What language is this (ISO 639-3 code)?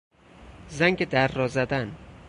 fas